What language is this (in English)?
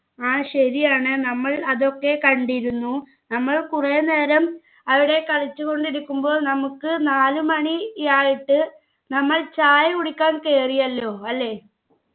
Malayalam